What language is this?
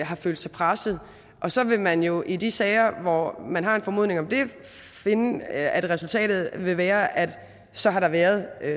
Danish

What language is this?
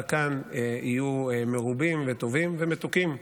Hebrew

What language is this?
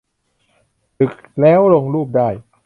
Thai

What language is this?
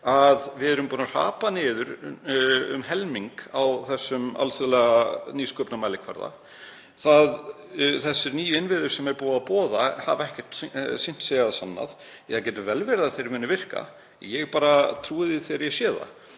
Icelandic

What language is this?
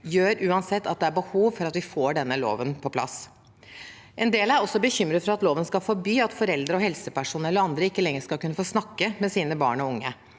Norwegian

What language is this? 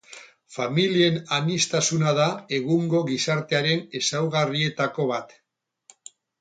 Basque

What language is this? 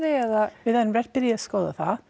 Icelandic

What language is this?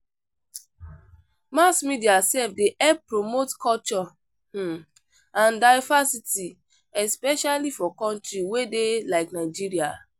Nigerian Pidgin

